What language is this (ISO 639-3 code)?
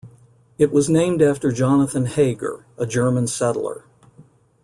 eng